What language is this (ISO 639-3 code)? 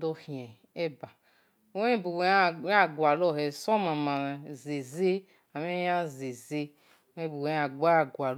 ish